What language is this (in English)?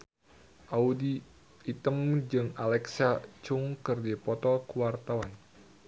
Sundanese